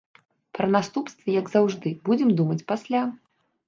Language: Belarusian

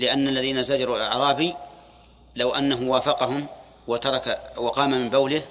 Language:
Arabic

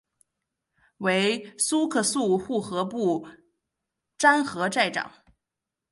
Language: Chinese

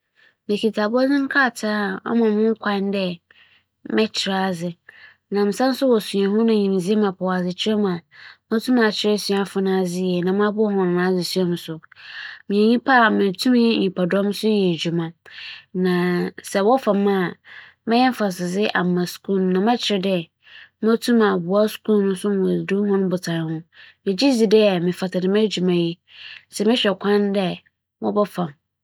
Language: Akan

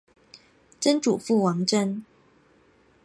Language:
Chinese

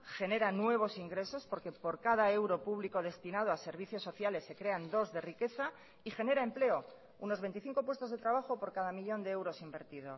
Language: Spanish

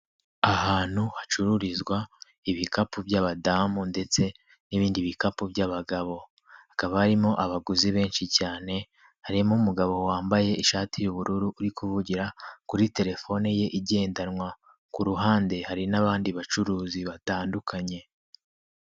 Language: Kinyarwanda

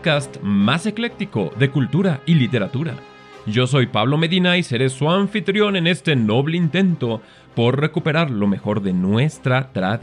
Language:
Spanish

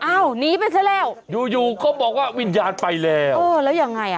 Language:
Thai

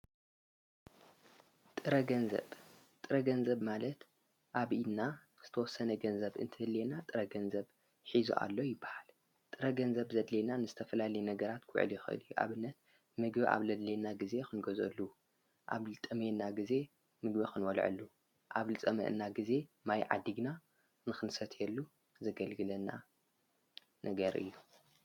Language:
Tigrinya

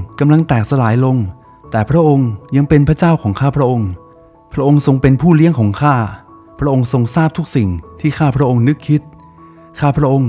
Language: Thai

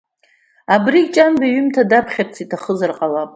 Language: Abkhazian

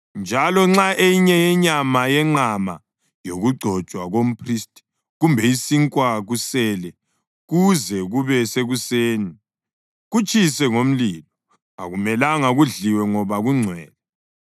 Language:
North Ndebele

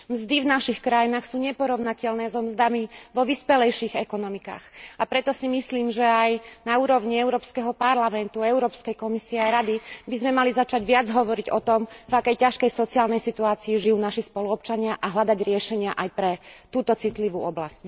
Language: Slovak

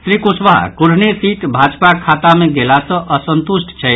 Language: Maithili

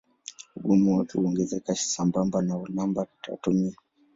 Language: Swahili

